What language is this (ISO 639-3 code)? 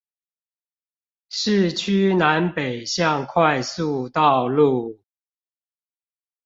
zho